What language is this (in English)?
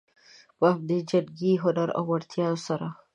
Pashto